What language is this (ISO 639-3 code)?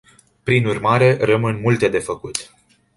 ron